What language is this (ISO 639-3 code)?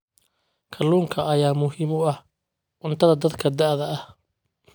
som